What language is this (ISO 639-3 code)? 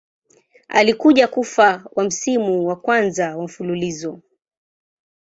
swa